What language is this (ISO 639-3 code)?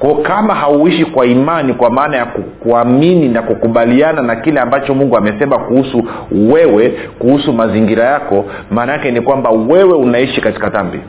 swa